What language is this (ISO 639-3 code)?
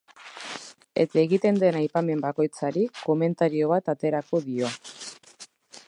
eus